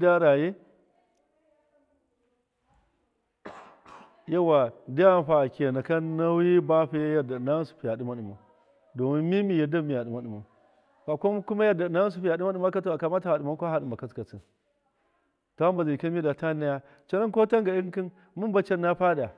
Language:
Miya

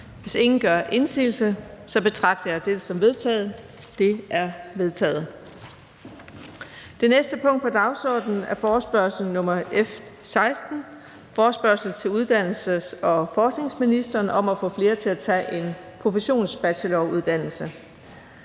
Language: Danish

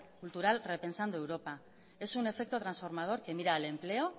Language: Spanish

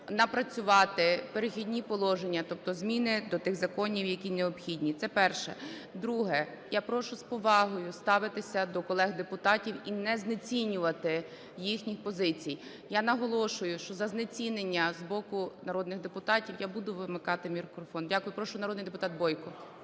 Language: Ukrainian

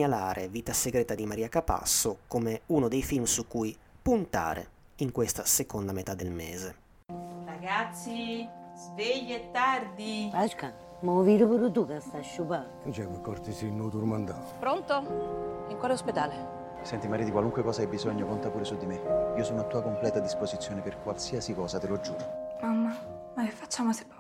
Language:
Italian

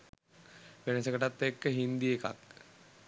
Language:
Sinhala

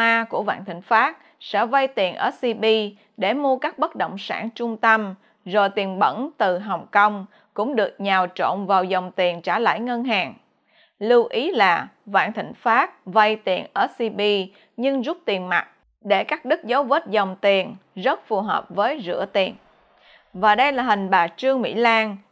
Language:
Vietnamese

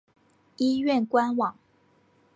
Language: Chinese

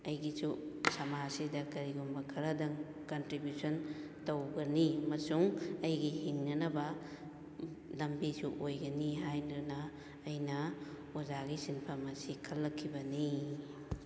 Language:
Manipuri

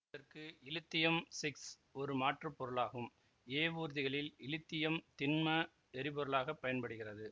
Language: Tamil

